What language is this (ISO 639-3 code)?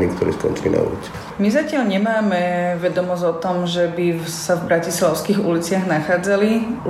slk